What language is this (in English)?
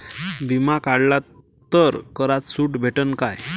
Marathi